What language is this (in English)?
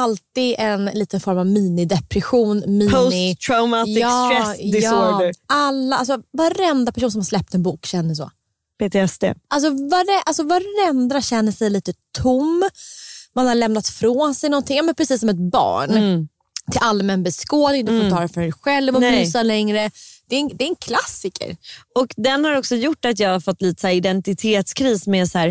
Swedish